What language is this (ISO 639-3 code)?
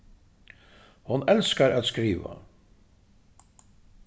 fao